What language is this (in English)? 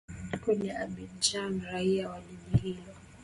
Swahili